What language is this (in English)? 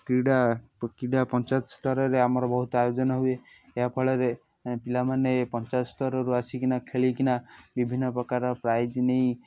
Odia